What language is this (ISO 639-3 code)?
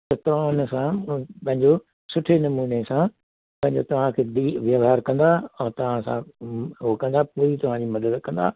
snd